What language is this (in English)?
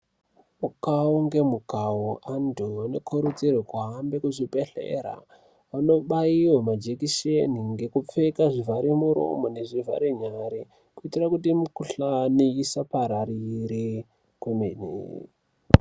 Ndau